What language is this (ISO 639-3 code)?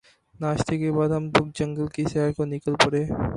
urd